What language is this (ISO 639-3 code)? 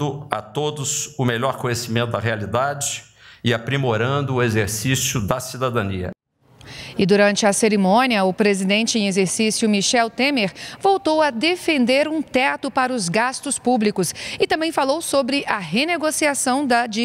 por